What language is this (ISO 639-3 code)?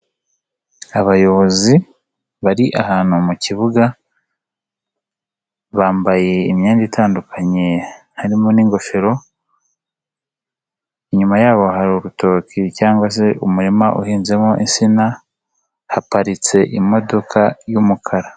kin